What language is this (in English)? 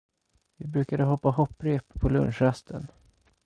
Swedish